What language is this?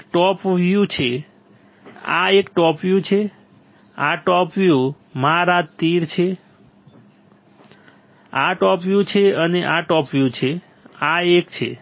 Gujarati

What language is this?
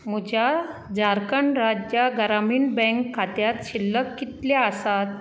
Konkani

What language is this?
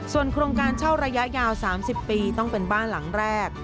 Thai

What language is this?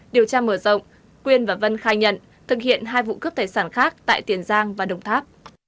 Vietnamese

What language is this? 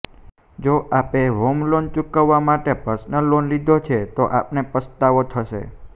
Gujarati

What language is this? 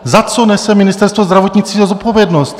Czech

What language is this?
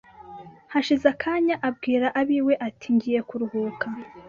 Kinyarwanda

